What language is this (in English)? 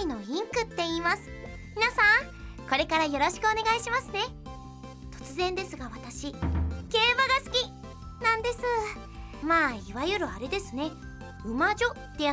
Japanese